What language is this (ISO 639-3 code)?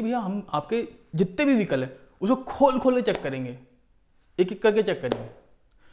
hin